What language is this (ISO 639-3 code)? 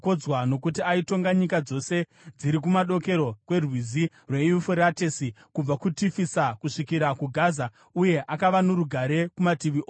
sna